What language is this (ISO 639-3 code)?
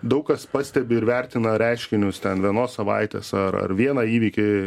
lit